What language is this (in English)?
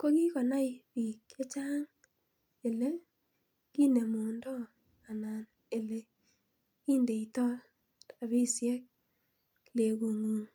Kalenjin